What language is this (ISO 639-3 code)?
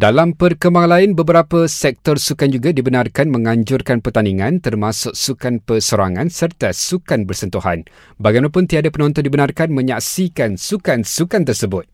msa